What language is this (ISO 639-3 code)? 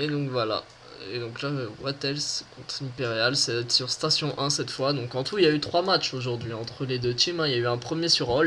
fra